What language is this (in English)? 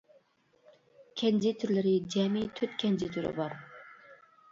Uyghur